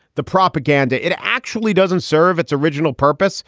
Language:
English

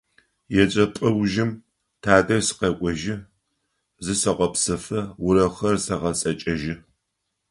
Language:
Adyghe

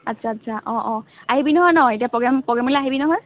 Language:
Assamese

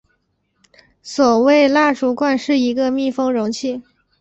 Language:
Chinese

